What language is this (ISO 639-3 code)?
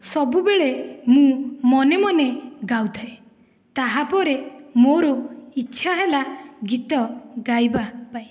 ori